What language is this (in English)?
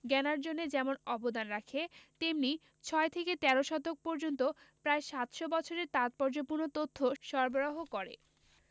Bangla